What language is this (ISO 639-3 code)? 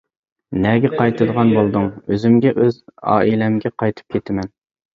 uig